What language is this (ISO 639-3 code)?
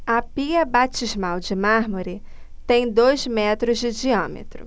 por